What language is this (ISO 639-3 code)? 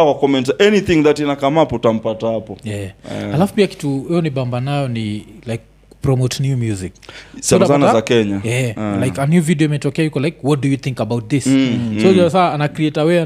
swa